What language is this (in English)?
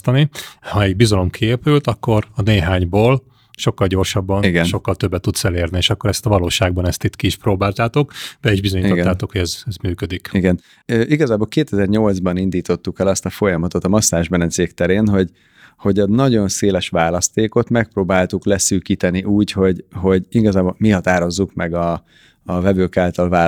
Hungarian